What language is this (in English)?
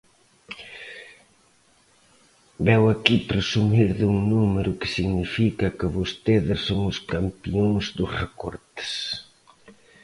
Galician